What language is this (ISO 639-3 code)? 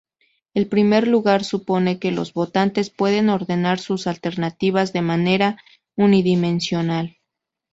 spa